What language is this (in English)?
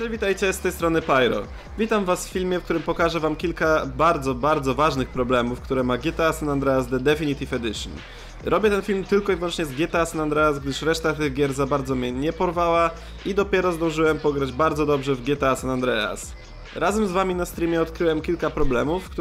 Polish